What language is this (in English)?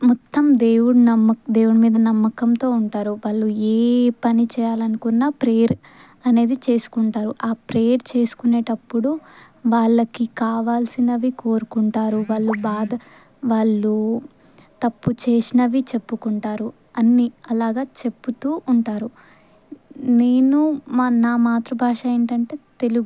Telugu